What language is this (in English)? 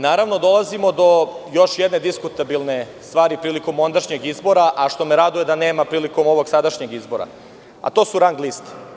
Serbian